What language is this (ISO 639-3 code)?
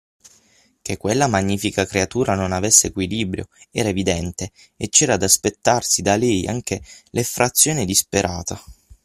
ita